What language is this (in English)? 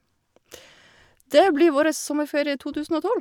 Norwegian